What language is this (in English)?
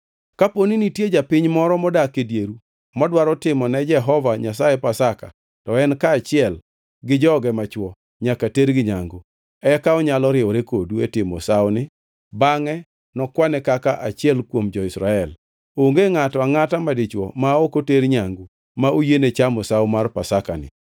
Luo (Kenya and Tanzania)